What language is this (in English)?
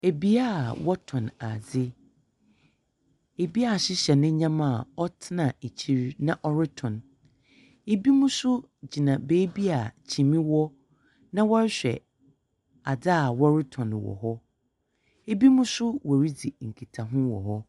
Akan